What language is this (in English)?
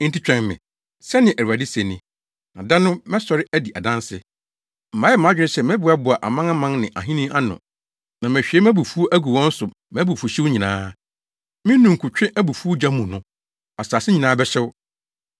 Akan